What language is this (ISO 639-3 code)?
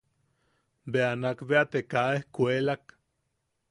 yaq